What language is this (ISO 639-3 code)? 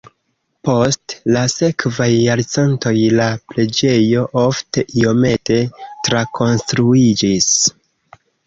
epo